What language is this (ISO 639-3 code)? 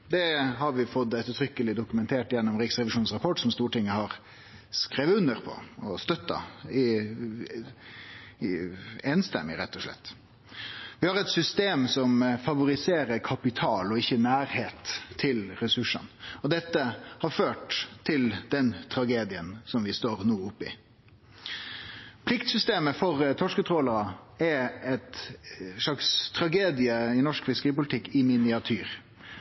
nno